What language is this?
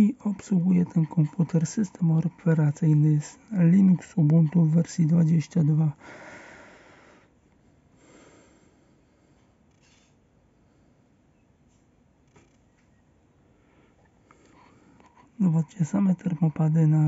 Polish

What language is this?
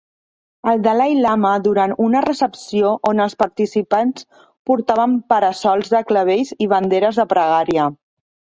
Catalan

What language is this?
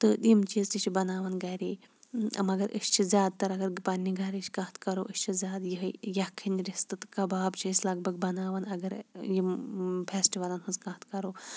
Kashmiri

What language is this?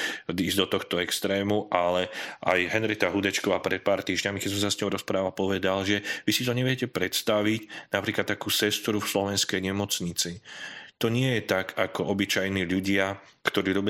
Slovak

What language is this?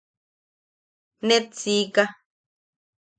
Yaqui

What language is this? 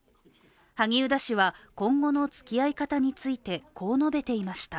Japanese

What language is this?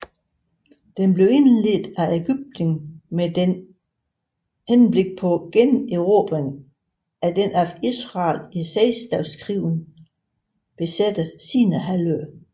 Danish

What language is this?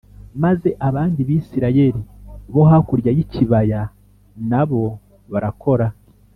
Kinyarwanda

